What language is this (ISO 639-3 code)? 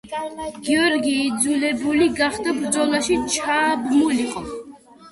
kat